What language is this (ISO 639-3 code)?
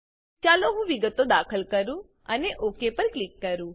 guj